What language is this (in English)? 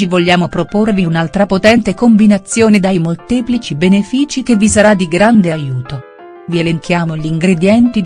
Italian